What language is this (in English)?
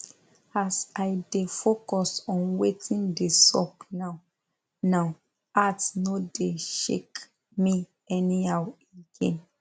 Nigerian Pidgin